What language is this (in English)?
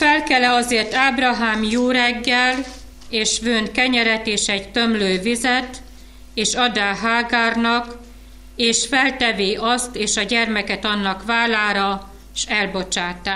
Hungarian